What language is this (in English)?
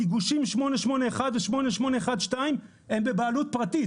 Hebrew